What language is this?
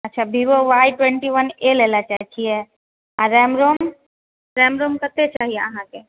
Maithili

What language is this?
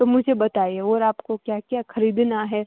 Gujarati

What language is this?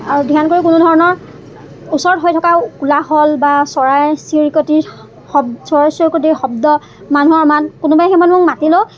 Assamese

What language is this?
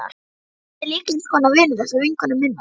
Icelandic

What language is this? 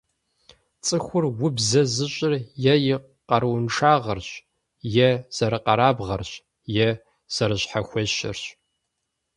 Kabardian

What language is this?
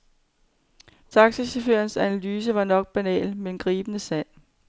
Danish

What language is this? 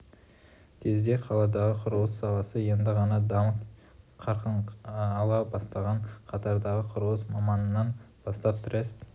Kazakh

